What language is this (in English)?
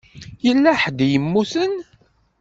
Kabyle